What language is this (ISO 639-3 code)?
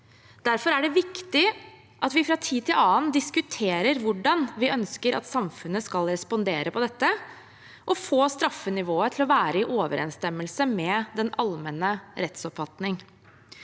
nor